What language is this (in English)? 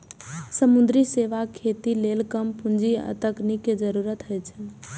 Maithili